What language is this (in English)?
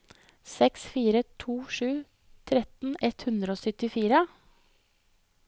Norwegian